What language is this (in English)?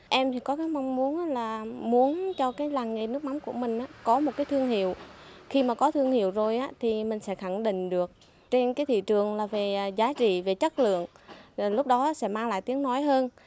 Vietnamese